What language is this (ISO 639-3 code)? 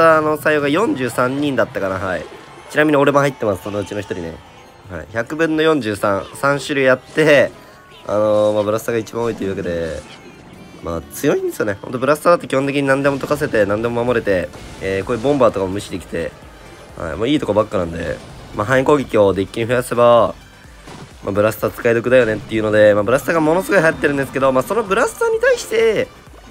jpn